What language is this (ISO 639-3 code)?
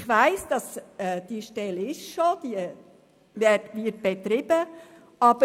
gsw